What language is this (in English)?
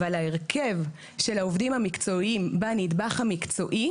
Hebrew